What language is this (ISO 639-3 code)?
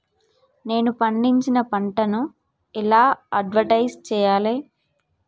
tel